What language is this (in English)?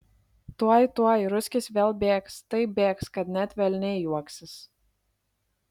Lithuanian